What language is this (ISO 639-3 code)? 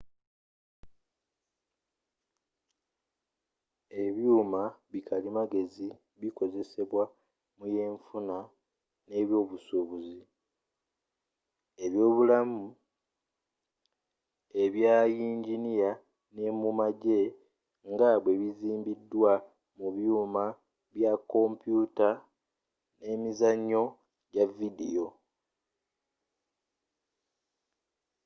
lug